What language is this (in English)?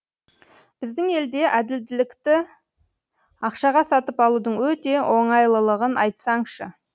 Kazakh